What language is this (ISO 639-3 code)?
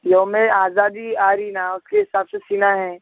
urd